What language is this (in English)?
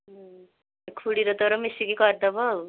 Odia